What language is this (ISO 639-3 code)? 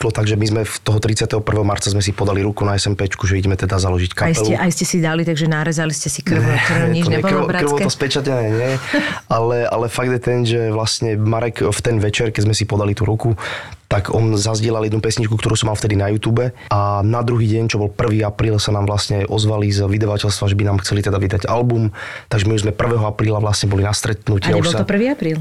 slk